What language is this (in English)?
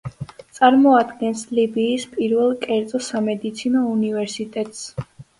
Georgian